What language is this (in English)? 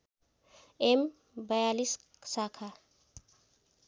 Nepali